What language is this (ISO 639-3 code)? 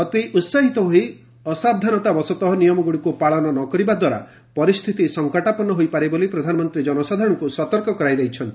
ori